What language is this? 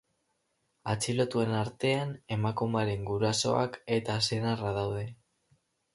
Basque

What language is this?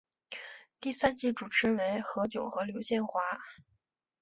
Chinese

